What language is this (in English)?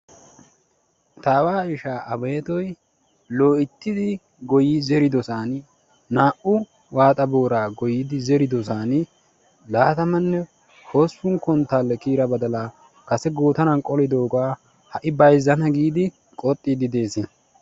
Wolaytta